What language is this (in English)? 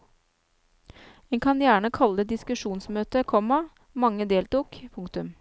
Norwegian